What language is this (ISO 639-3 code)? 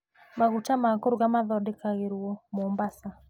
kik